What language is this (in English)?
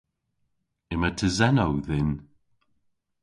Cornish